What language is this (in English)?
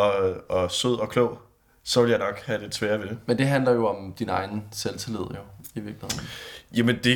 Danish